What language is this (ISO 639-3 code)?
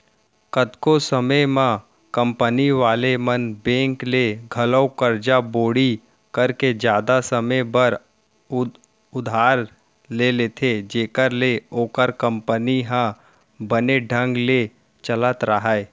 hne